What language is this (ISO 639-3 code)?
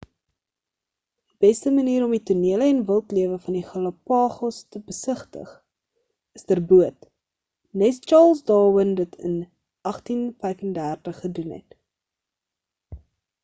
afr